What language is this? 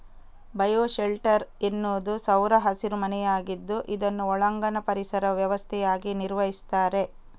Kannada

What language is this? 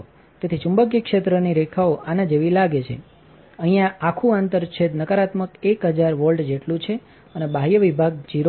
Gujarati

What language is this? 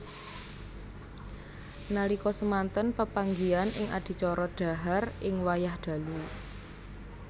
Javanese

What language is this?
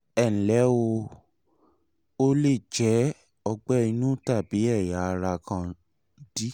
Yoruba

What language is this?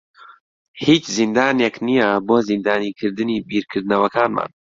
Central Kurdish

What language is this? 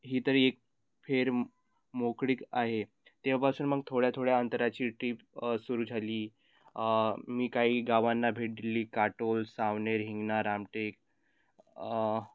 Marathi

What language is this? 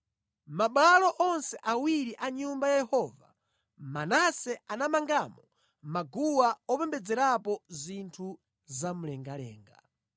Nyanja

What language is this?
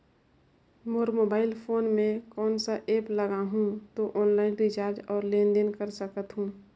Chhattisgarhi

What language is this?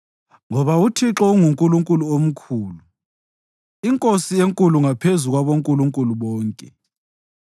North Ndebele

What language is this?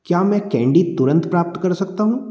Hindi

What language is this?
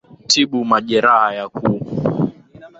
Swahili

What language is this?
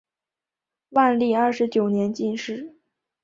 Chinese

